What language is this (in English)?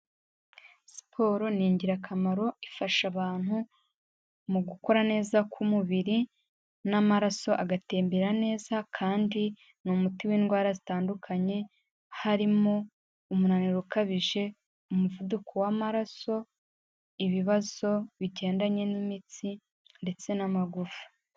Kinyarwanda